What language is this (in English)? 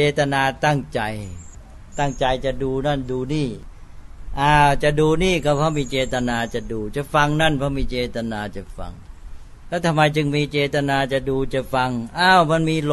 Thai